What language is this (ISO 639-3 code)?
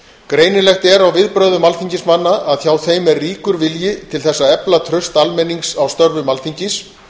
isl